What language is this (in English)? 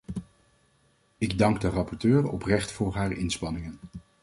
Dutch